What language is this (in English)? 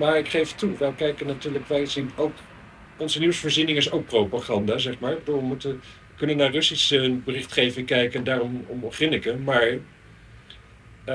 Dutch